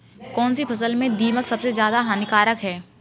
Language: Hindi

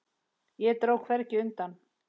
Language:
Icelandic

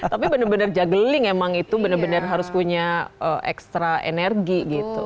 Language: Indonesian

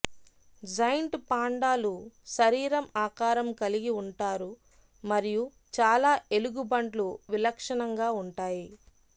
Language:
Telugu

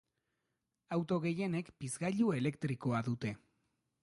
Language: Basque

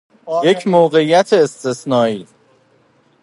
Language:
Persian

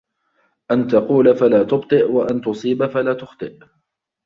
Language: Arabic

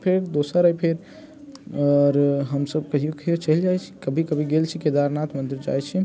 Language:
Maithili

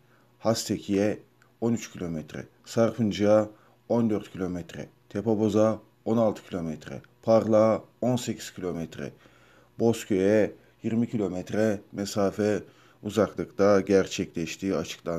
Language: Turkish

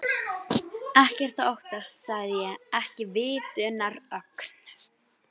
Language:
Icelandic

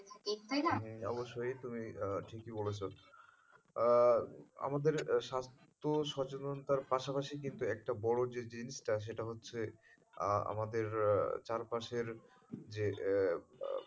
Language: Bangla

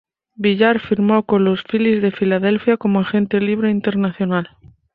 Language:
Spanish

